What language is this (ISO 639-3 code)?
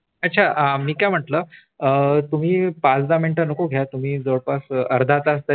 mar